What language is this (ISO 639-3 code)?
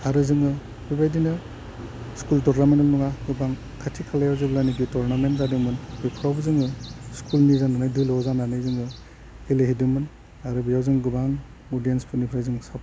brx